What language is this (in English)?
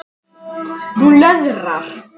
Icelandic